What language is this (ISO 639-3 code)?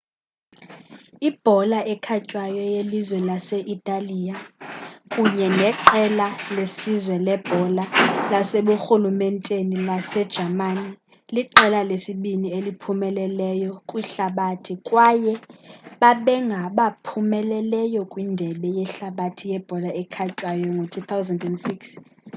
xho